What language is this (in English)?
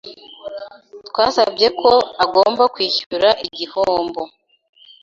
Kinyarwanda